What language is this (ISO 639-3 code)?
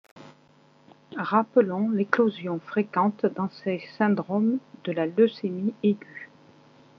fra